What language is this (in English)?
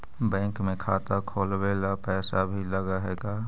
Magahi